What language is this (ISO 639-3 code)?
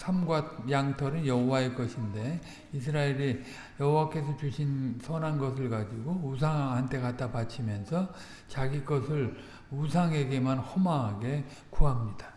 kor